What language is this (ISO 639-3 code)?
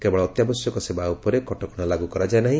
ori